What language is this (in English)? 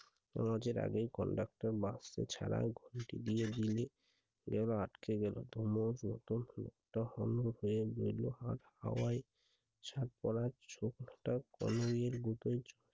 Bangla